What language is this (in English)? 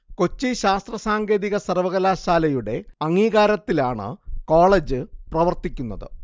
Malayalam